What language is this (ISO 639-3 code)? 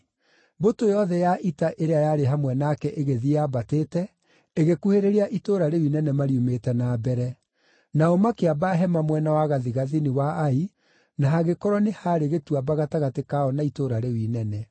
kik